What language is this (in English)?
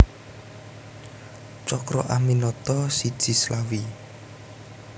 Javanese